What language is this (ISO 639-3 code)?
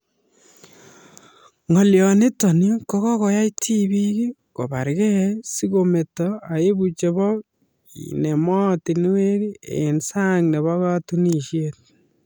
kln